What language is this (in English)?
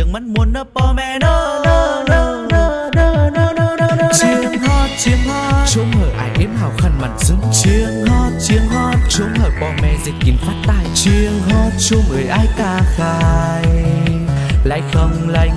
Vietnamese